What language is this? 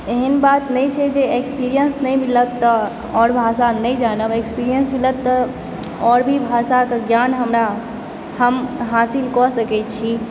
Maithili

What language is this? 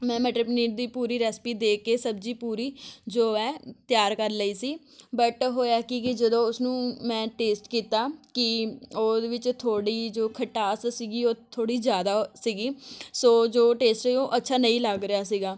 Punjabi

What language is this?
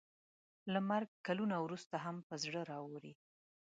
Pashto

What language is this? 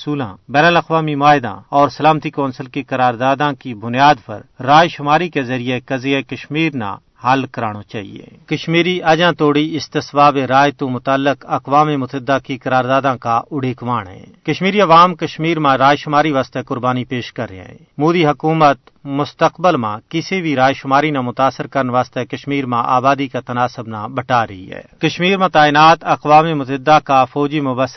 Urdu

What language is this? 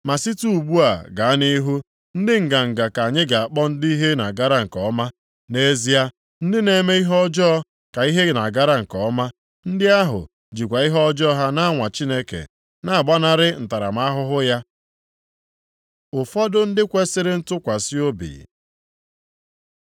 Igbo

